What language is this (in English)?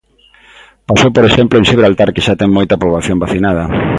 Galician